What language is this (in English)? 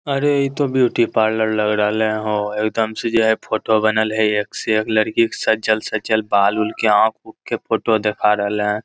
Magahi